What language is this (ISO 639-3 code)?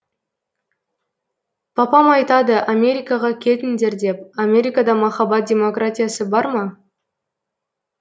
kaz